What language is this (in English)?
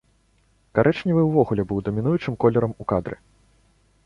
Belarusian